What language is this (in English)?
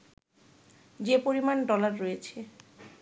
Bangla